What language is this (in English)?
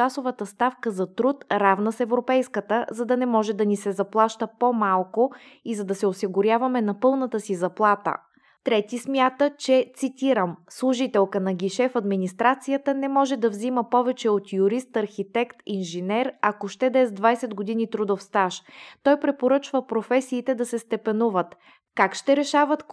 Bulgarian